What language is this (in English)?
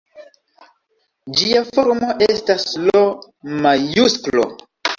Esperanto